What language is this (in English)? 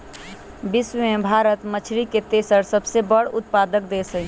Magahi